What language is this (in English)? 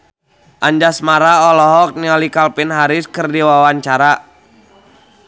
Sundanese